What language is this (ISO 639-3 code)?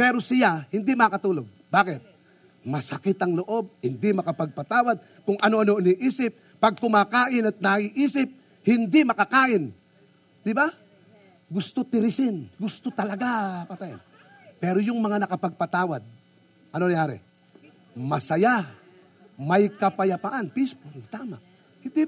fil